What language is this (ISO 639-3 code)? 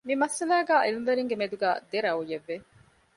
div